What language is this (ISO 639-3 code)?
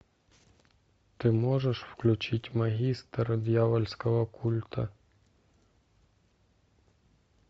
rus